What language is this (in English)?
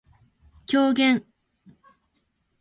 Japanese